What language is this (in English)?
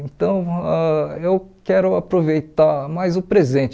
Portuguese